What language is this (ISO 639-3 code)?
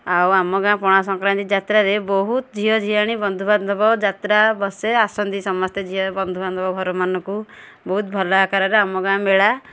ori